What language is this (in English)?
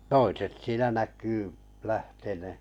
Finnish